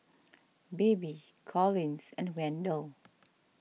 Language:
English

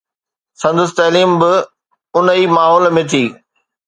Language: Sindhi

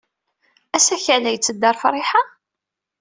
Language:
Kabyle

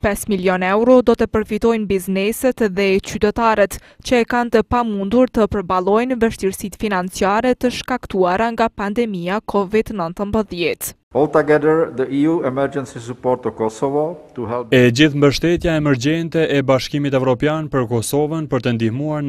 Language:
Romanian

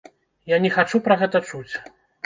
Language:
Belarusian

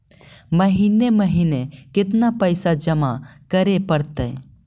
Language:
Magahi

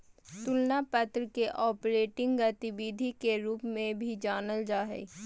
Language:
Magahi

